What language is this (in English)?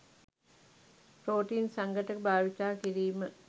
Sinhala